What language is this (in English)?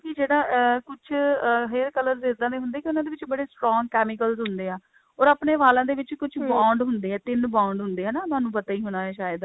Punjabi